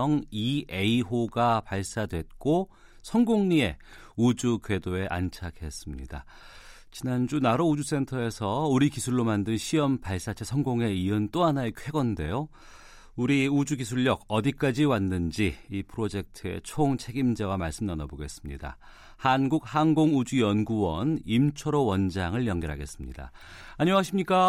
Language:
Korean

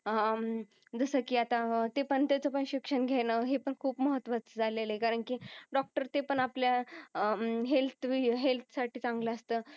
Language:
Marathi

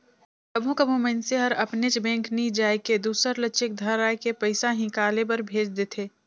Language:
Chhattisgarhi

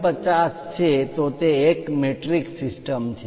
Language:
Gujarati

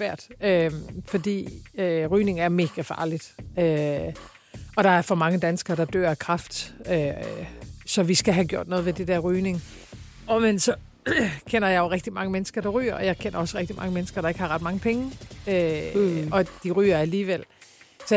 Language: Danish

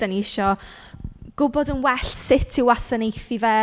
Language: Welsh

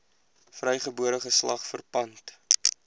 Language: Afrikaans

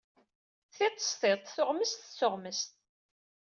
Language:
Kabyle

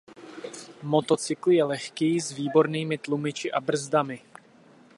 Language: Czech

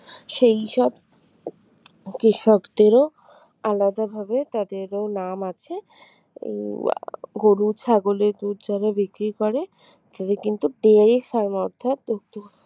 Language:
Bangla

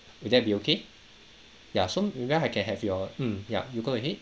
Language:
English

